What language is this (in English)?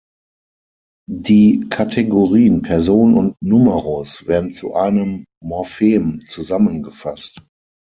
German